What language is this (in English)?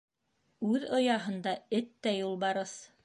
Bashkir